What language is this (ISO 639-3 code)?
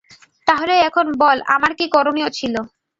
ben